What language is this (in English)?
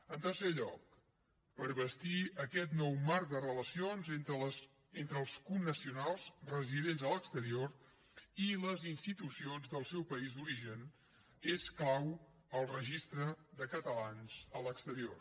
Catalan